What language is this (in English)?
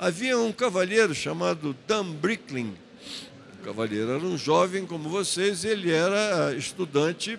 Portuguese